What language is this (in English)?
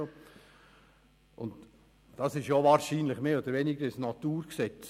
Swiss German